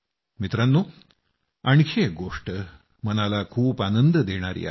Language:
Marathi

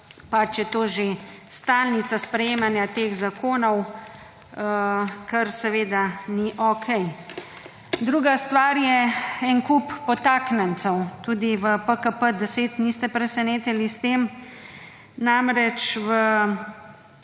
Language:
Slovenian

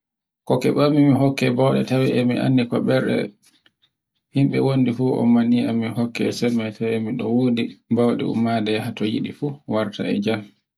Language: Borgu Fulfulde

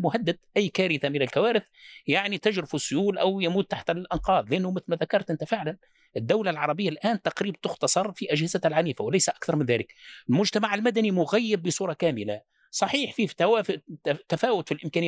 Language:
Arabic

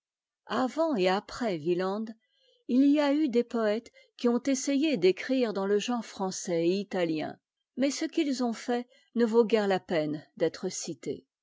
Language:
French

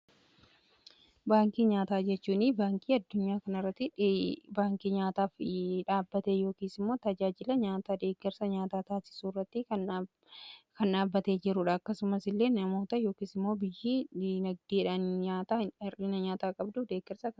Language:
Oromo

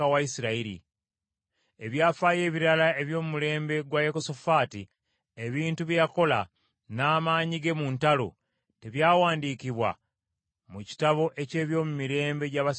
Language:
Ganda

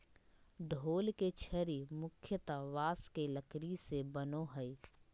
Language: Magahi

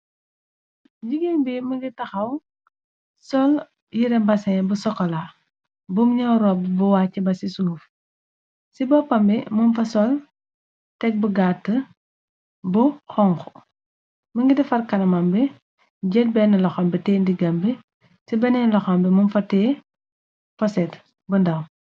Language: Wolof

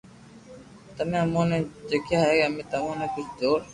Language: Loarki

